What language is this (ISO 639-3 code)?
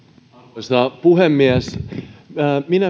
fin